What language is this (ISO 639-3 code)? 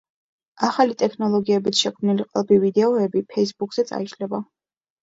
kat